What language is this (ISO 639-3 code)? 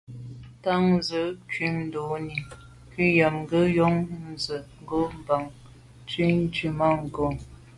byv